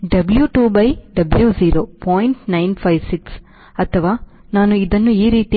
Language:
Kannada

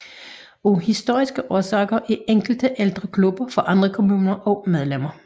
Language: Danish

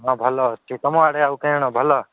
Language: Odia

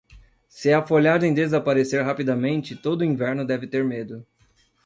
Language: Portuguese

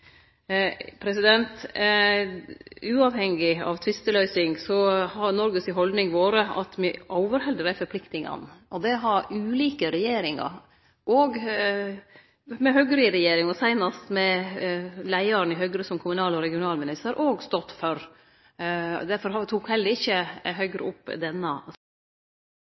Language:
Norwegian Nynorsk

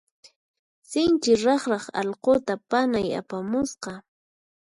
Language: Puno Quechua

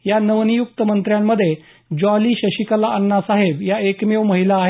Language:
Marathi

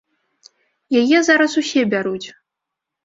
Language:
Belarusian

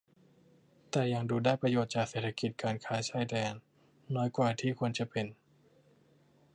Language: Thai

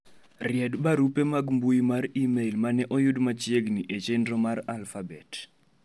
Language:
Luo (Kenya and Tanzania)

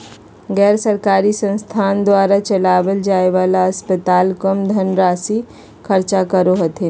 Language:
Magahi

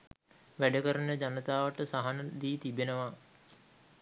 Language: Sinhala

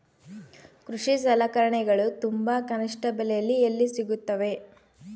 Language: Kannada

